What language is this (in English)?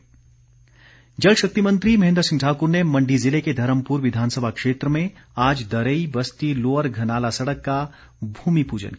Hindi